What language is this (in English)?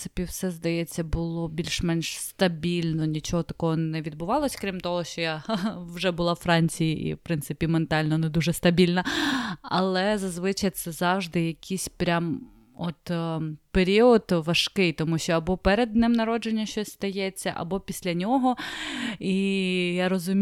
Ukrainian